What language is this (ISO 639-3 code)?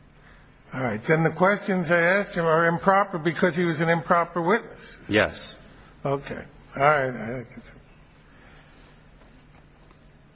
eng